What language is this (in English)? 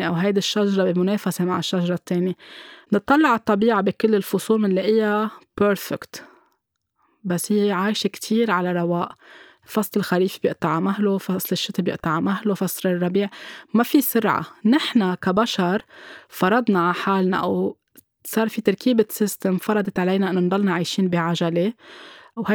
Arabic